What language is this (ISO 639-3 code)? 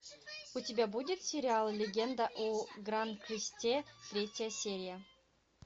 rus